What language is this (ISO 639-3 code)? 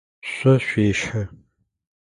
ady